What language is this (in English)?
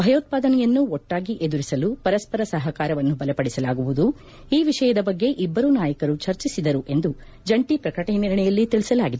Kannada